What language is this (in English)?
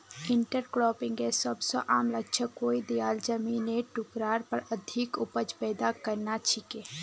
Magahi